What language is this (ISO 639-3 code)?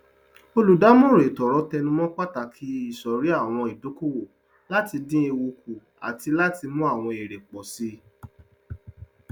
yor